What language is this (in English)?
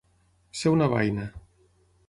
Catalan